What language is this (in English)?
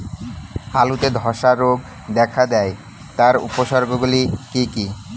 Bangla